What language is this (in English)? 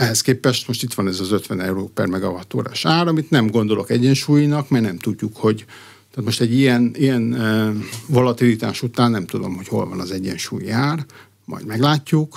Hungarian